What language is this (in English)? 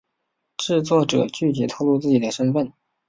Chinese